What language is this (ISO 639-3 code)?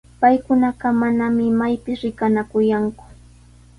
qws